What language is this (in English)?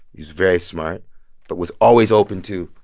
English